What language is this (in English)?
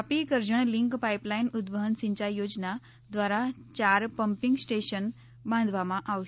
Gujarati